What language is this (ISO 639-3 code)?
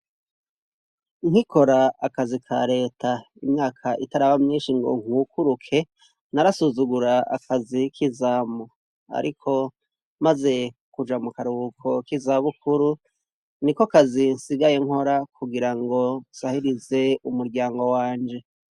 run